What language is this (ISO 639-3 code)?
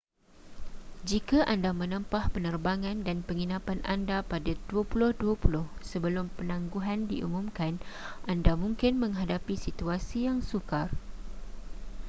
msa